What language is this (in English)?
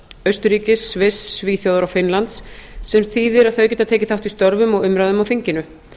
Icelandic